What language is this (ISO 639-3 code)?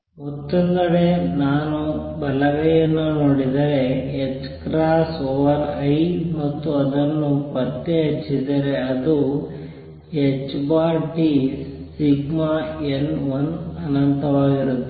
kan